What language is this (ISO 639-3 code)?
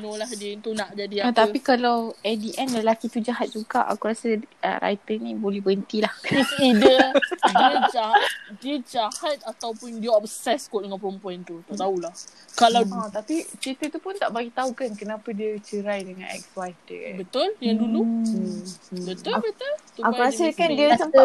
msa